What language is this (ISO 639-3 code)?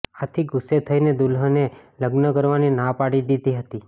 guj